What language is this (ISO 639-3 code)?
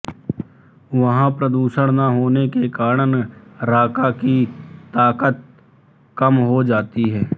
hin